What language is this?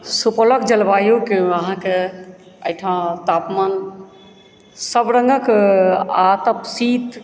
Maithili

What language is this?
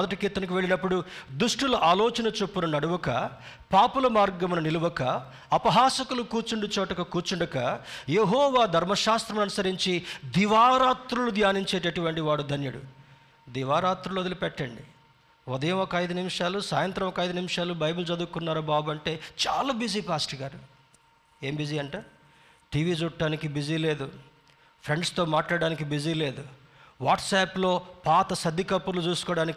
Telugu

